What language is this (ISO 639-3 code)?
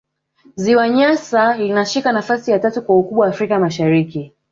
swa